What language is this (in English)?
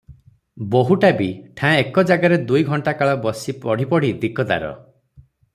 Odia